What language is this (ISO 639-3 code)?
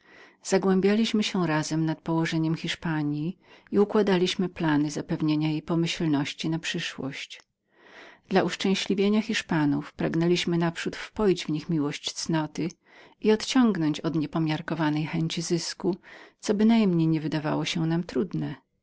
pol